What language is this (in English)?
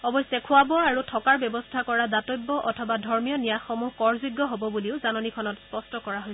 Assamese